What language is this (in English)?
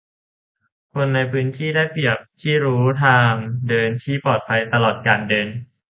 Thai